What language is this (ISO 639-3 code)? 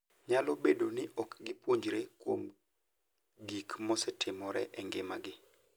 luo